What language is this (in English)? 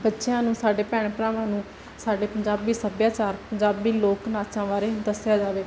Punjabi